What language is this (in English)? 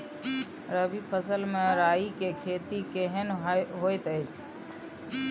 Maithili